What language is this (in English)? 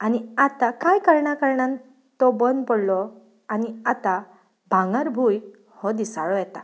Konkani